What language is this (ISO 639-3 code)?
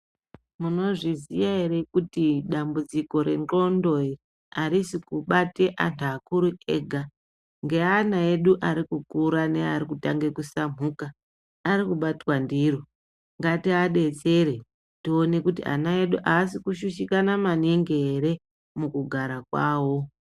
ndc